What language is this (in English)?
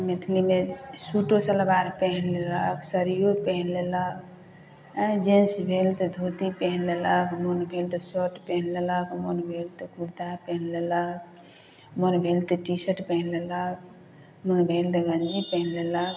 Maithili